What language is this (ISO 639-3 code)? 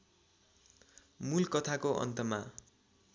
nep